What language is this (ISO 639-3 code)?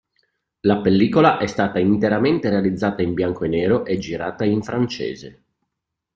ita